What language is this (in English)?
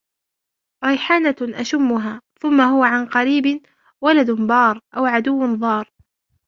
Arabic